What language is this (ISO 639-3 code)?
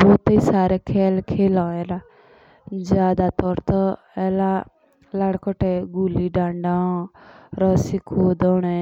jns